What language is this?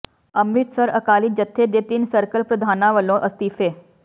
Punjabi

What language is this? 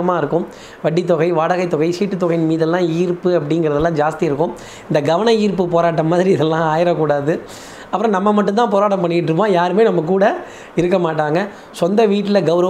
Tamil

